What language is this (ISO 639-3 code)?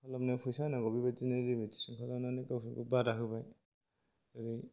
brx